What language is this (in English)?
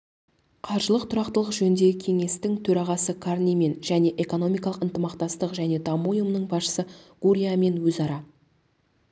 Kazakh